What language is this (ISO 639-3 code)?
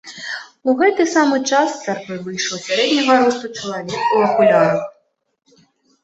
bel